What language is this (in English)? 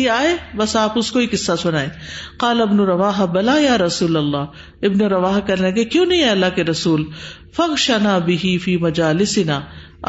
Urdu